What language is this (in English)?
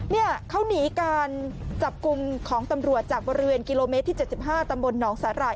Thai